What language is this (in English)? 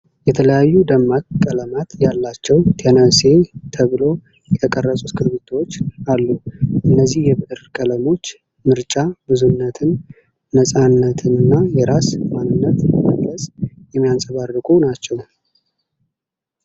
Amharic